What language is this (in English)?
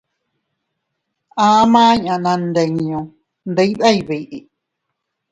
Teutila Cuicatec